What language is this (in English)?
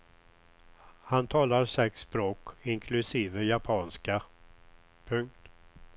Swedish